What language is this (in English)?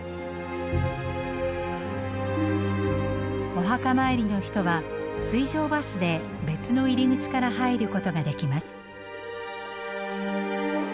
Japanese